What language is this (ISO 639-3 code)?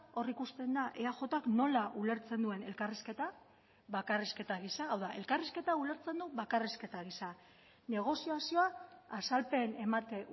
eus